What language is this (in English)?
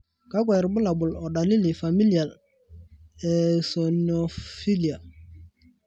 Masai